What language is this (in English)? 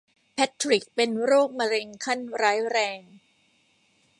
Thai